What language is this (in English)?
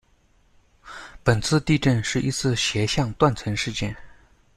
Chinese